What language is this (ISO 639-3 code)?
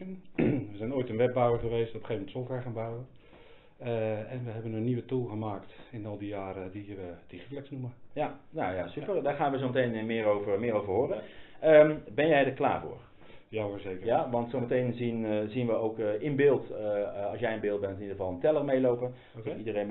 nld